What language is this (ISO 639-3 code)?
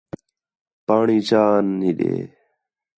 xhe